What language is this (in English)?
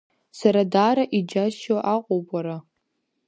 Abkhazian